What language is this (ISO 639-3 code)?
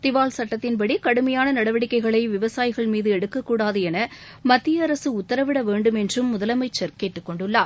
tam